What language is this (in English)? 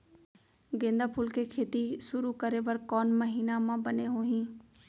Chhattisgarhi